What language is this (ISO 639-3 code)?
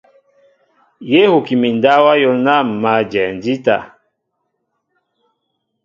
mbo